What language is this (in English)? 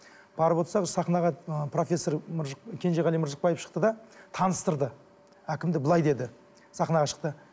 Kazakh